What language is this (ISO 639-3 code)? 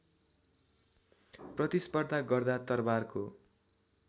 nep